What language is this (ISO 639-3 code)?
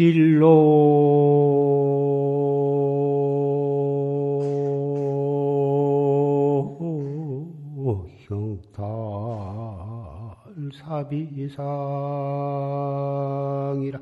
kor